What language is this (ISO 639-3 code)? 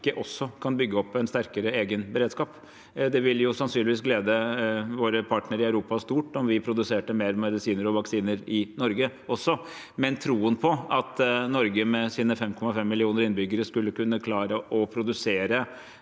nor